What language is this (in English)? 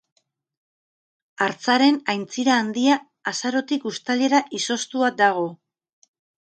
Basque